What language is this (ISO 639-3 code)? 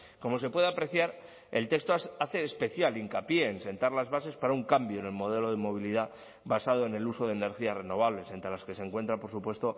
spa